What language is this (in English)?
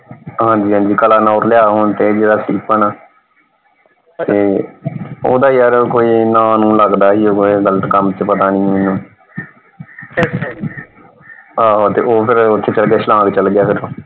Punjabi